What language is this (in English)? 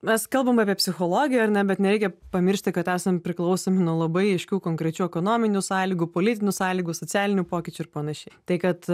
Lithuanian